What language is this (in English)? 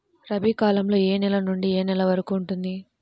Telugu